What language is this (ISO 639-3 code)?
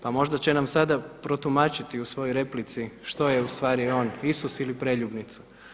hrv